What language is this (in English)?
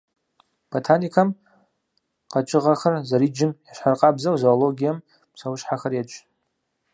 Kabardian